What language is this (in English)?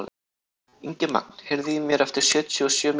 Icelandic